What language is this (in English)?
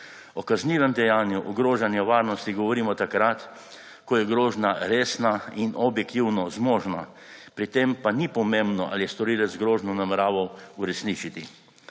Slovenian